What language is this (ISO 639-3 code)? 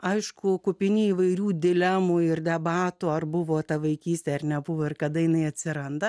lit